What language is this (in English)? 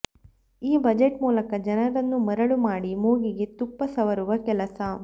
Kannada